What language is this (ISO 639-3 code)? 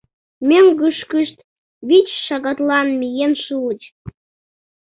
chm